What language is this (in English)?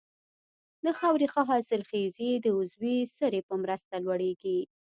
Pashto